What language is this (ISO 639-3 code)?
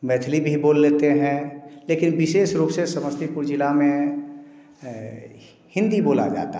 hin